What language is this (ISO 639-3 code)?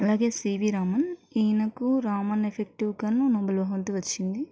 tel